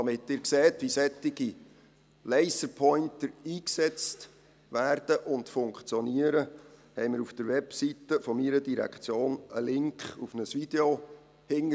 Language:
Swiss German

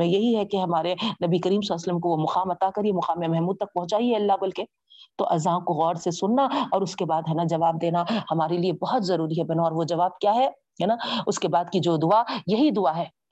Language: Urdu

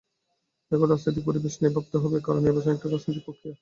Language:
Bangla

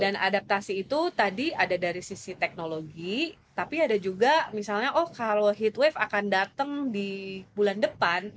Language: Indonesian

